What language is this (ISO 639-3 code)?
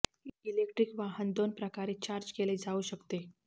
mar